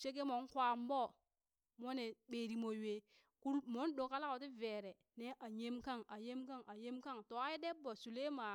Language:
Burak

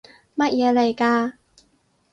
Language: Cantonese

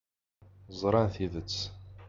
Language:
Kabyle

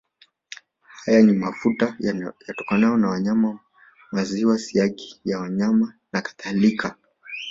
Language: Swahili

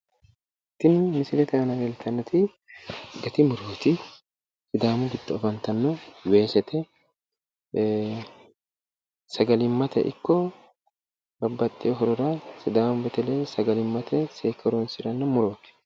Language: Sidamo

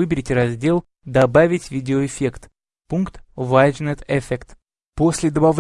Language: Russian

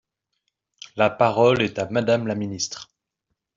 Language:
French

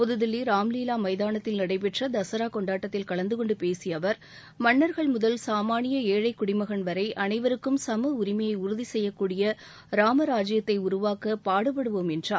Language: Tamil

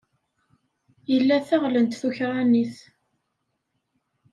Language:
Kabyle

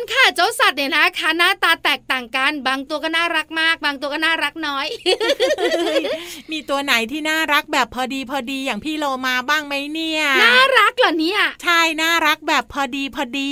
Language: Thai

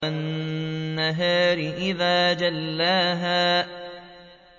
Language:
Arabic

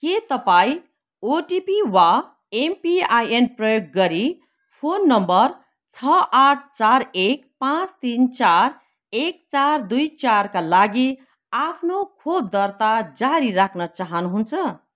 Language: Nepali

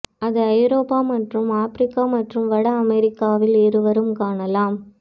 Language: Tamil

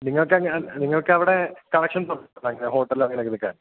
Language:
Malayalam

